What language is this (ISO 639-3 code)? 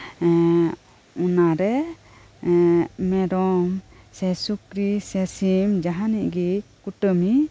sat